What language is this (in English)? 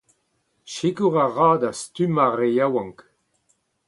Breton